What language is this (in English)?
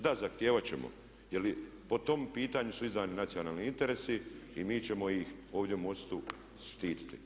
Croatian